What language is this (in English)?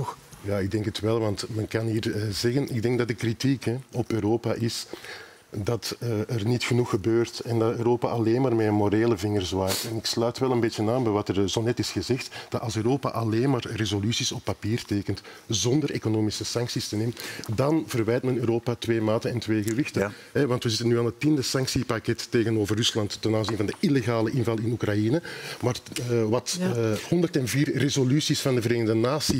Dutch